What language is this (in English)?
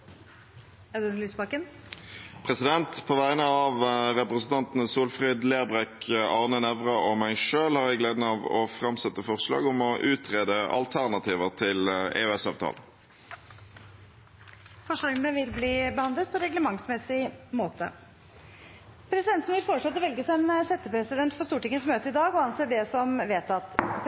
Norwegian